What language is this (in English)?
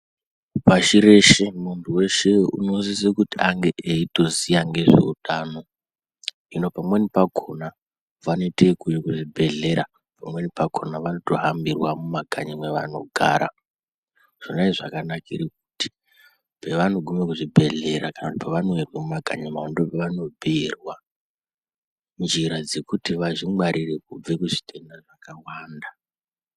Ndau